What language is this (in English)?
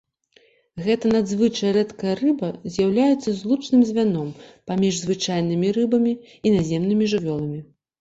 Belarusian